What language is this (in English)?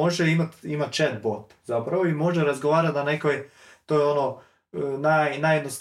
Croatian